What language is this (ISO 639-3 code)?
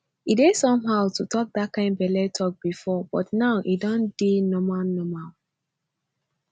pcm